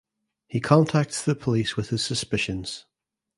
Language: English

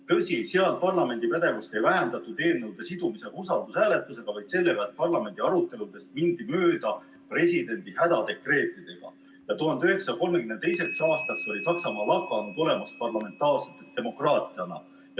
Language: Estonian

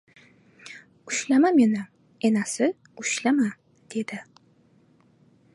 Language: Uzbek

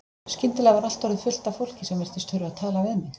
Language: Icelandic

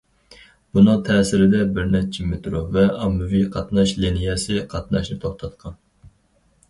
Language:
Uyghur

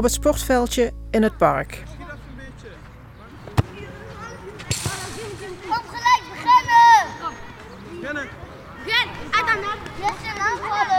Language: Dutch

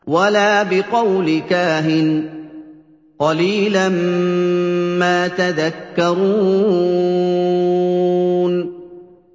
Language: Arabic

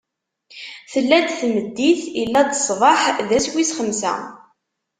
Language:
Kabyle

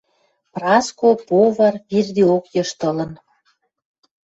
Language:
Western Mari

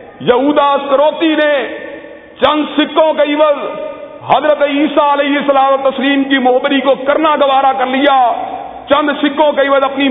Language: Urdu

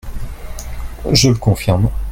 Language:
French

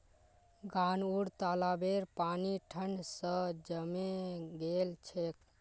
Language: Magahi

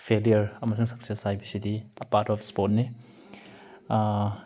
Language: Manipuri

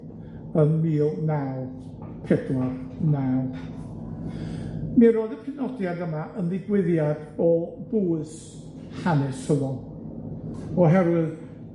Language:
Welsh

